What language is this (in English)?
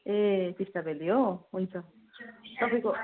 Nepali